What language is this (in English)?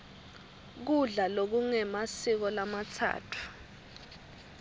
Swati